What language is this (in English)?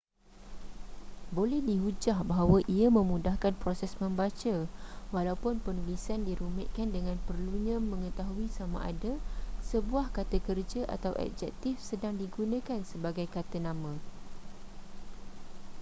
Malay